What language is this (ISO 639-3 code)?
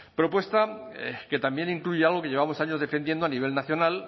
spa